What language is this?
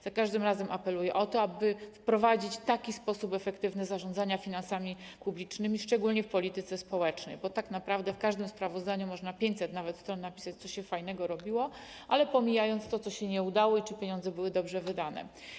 Polish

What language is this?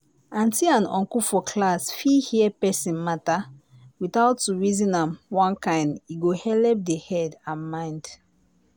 Nigerian Pidgin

